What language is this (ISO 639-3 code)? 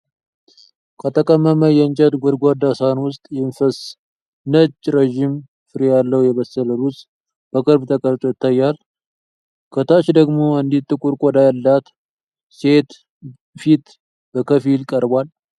amh